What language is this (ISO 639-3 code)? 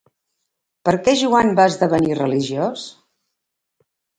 cat